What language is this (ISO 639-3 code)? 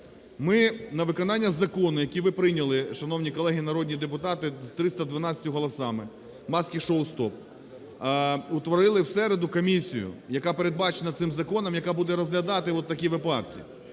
ukr